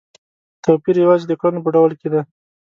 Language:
Pashto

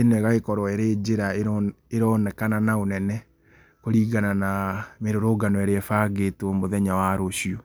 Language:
Kikuyu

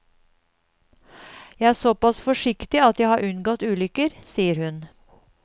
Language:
Norwegian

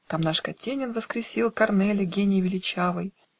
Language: Russian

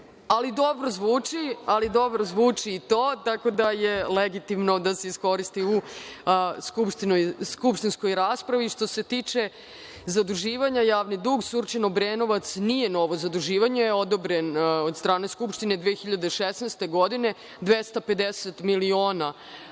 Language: Serbian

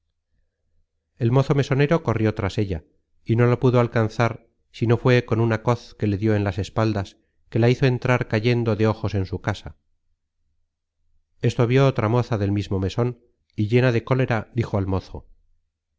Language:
Spanish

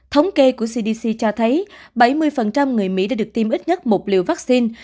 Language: Vietnamese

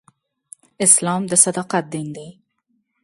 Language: Pashto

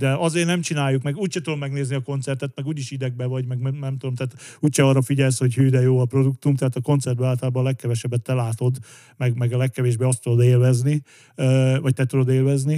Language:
Hungarian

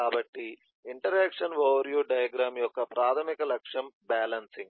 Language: Telugu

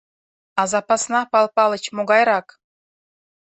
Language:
Mari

